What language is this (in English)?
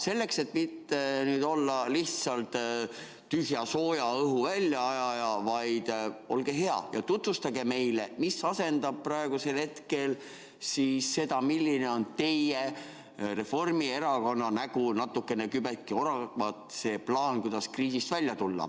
Estonian